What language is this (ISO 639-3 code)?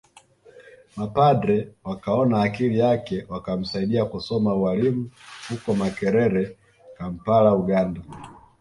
swa